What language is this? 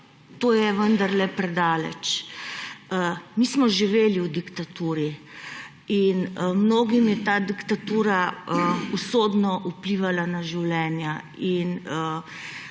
Slovenian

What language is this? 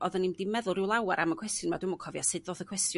Welsh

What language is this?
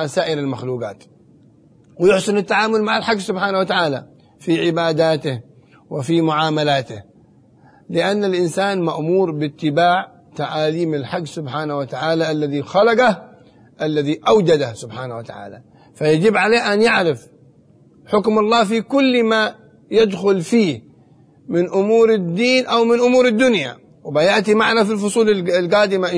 Arabic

